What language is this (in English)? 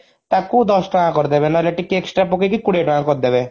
Odia